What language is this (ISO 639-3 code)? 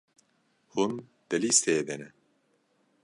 kur